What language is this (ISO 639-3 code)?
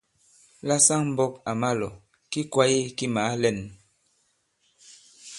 abb